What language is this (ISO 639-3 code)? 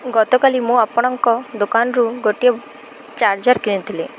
ori